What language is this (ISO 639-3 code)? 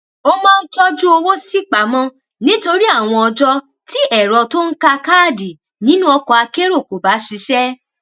yor